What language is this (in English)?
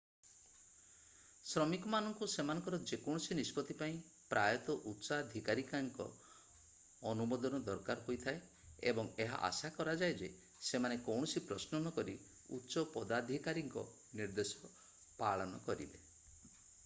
Odia